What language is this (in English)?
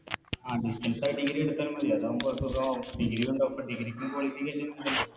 Malayalam